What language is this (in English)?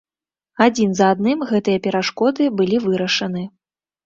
Belarusian